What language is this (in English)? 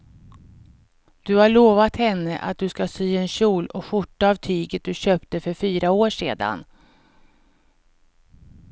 Swedish